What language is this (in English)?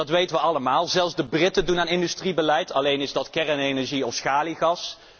Dutch